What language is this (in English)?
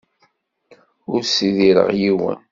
Kabyle